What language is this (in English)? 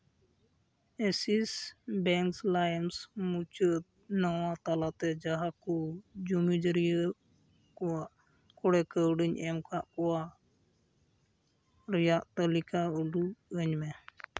Santali